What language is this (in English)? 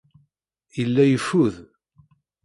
Kabyle